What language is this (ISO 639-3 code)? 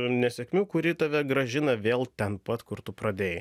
lit